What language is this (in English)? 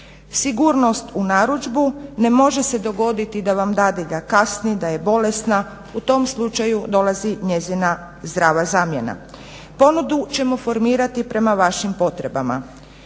Croatian